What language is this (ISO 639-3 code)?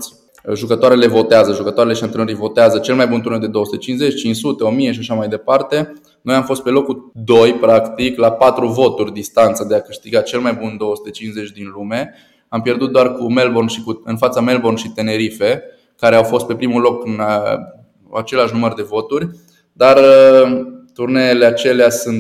ron